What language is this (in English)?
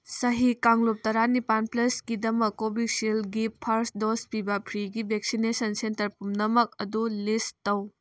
Manipuri